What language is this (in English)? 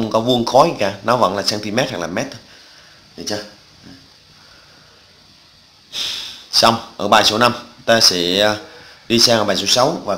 Vietnamese